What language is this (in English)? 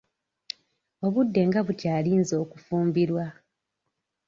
Ganda